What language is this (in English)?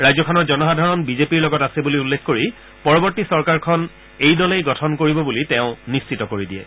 Assamese